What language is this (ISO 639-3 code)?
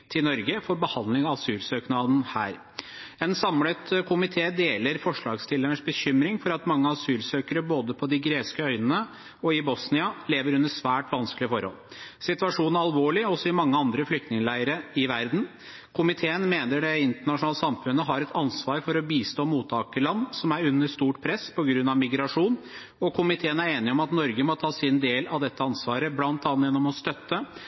nob